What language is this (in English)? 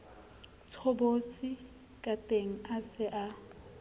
Southern Sotho